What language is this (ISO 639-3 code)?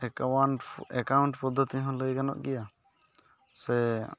sat